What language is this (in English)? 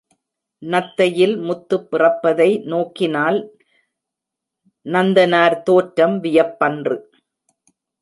Tamil